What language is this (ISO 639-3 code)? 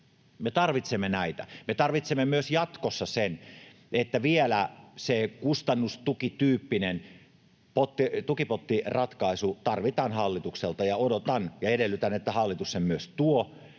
fin